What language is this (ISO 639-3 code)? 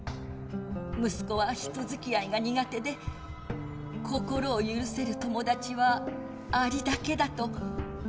jpn